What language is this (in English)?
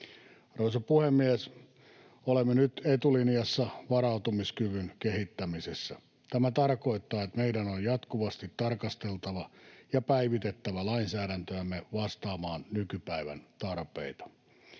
Finnish